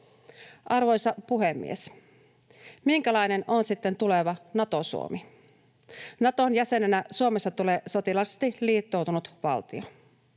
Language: Finnish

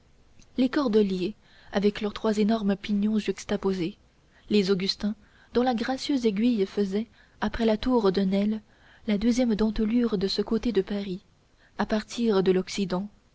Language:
French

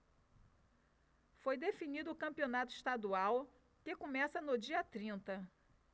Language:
Portuguese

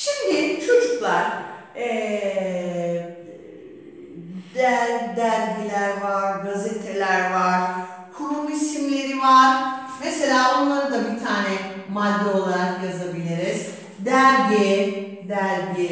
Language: Turkish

